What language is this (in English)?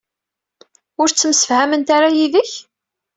Kabyle